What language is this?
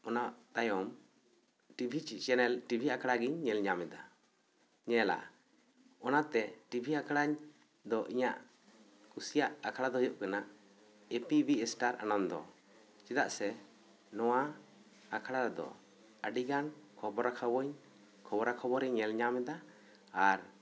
Santali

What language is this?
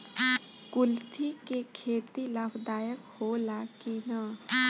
Bhojpuri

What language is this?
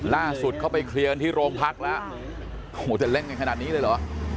Thai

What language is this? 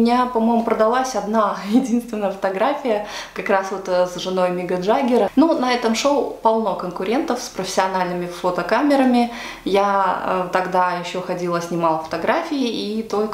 Russian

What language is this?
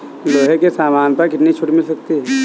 Hindi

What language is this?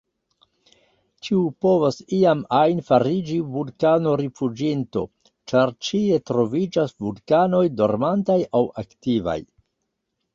Esperanto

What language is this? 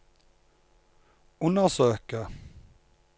Norwegian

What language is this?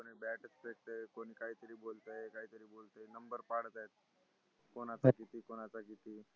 Marathi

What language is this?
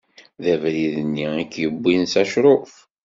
Kabyle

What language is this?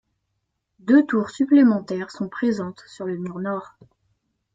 French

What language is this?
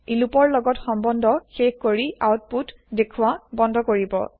Assamese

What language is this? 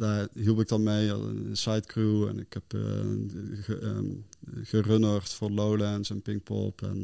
Dutch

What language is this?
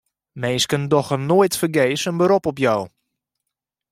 Western Frisian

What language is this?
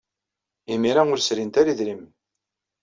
Kabyle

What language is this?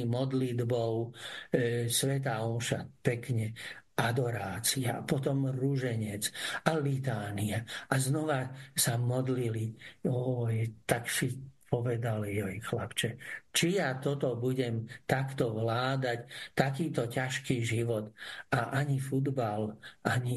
Slovak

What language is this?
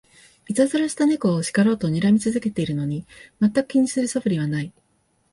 Japanese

